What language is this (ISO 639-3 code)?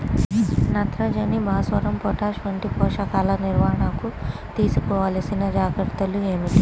tel